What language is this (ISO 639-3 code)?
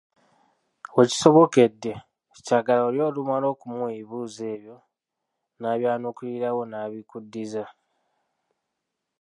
lug